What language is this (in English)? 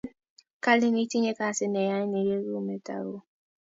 Kalenjin